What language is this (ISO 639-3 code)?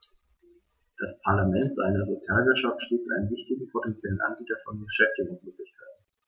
deu